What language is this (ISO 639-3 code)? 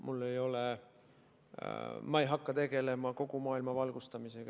est